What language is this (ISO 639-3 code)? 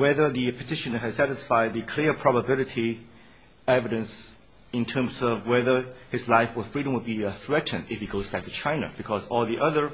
eng